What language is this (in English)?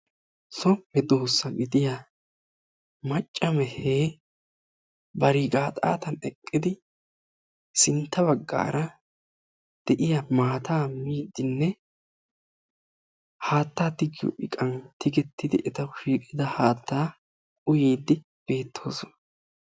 Wolaytta